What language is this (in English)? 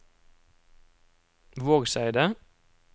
Norwegian